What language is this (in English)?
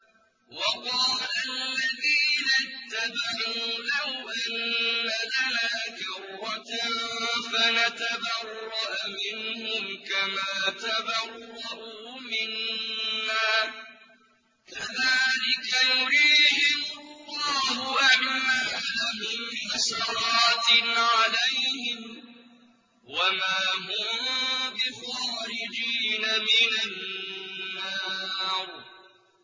Arabic